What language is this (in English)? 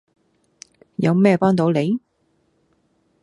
Cantonese